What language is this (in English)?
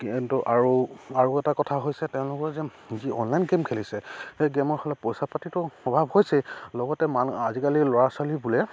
Assamese